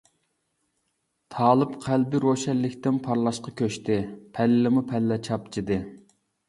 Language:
Uyghur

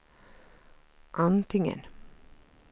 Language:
Swedish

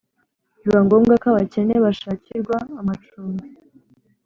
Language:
Kinyarwanda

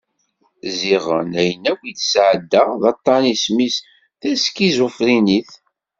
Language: Kabyle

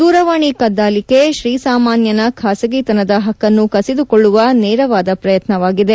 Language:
Kannada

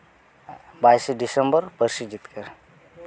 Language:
Santali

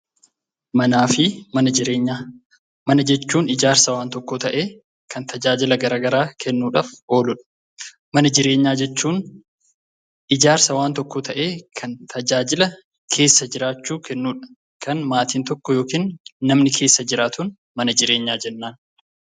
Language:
Oromo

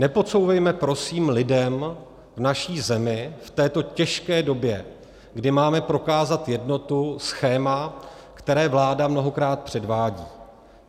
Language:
Czech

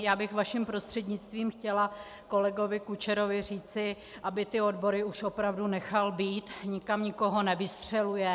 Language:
Czech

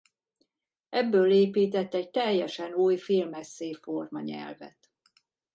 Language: Hungarian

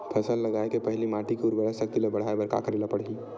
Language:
Chhattisgarhi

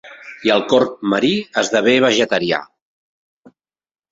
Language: Catalan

